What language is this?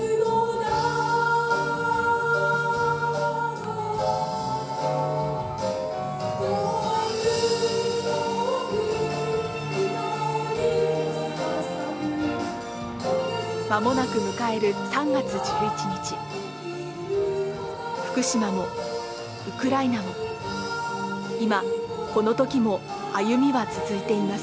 Japanese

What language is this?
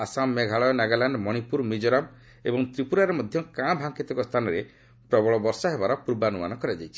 Odia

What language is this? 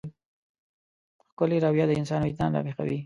Pashto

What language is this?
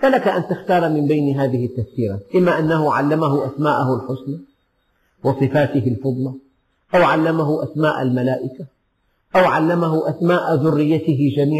Arabic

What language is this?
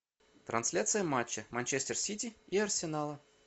Russian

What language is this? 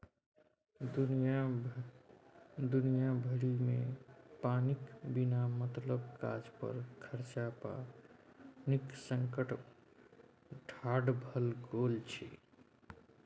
Maithili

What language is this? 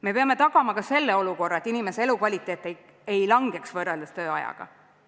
Estonian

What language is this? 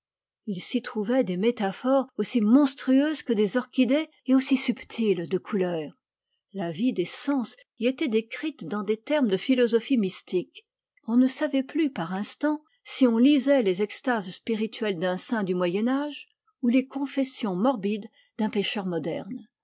French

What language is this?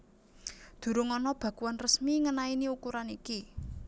Javanese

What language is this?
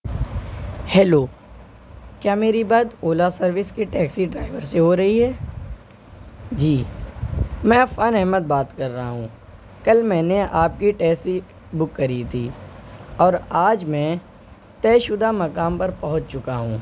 Urdu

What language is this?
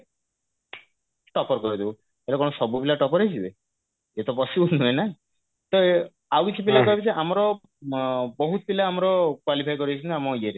Odia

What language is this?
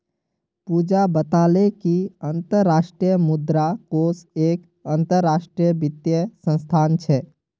Magahi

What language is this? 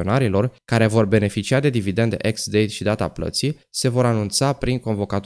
Romanian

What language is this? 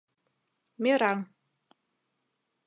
Mari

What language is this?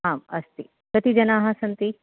Sanskrit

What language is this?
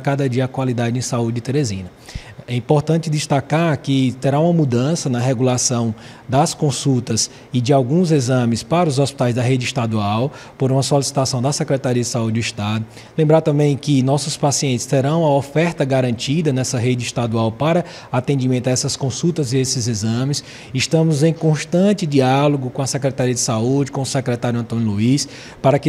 Portuguese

